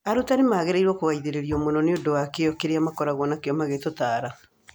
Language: Kikuyu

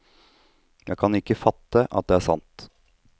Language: Norwegian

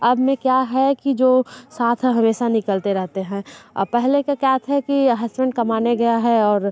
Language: Hindi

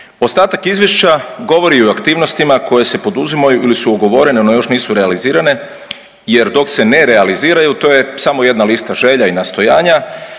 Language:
Croatian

